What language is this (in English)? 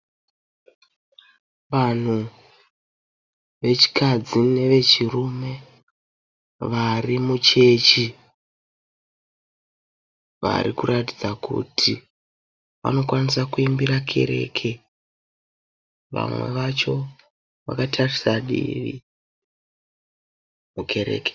Shona